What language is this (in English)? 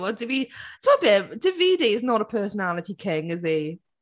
Welsh